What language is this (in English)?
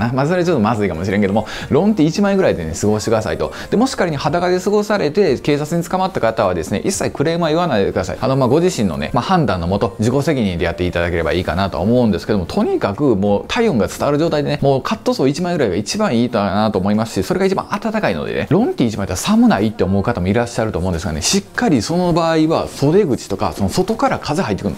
Japanese